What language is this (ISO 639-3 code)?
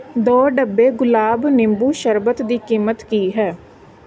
pan